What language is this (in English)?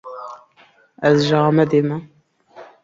Kurdish